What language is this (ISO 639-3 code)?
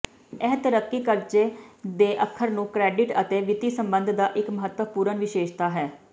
pan